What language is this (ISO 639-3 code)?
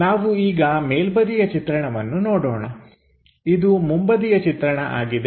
kan